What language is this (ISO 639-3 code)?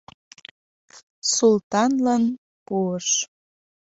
chm